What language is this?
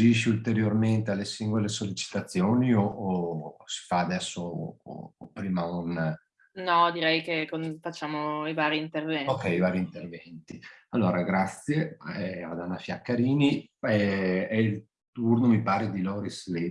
Italian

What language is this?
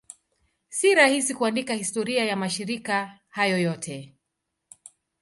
Swahili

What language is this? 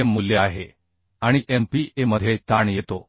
Marathi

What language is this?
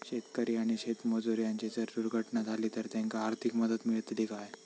Marathi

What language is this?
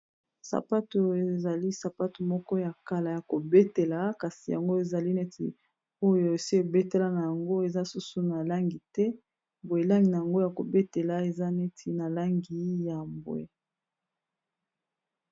Lingala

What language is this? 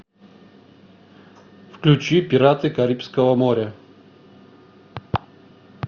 Russian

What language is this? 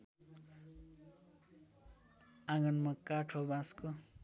Nepali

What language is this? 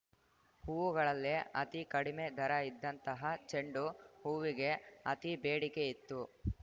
Kannada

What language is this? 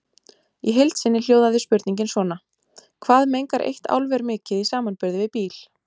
Icelandic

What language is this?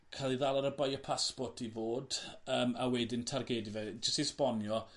Welsh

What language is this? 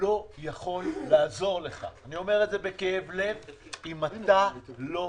Hebrew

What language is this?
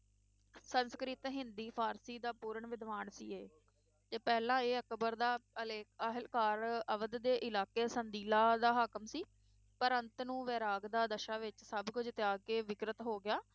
Punjabi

